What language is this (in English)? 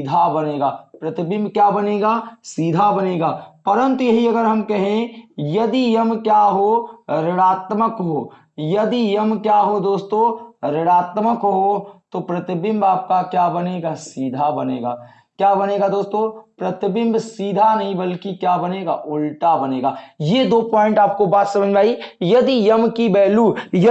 Hindi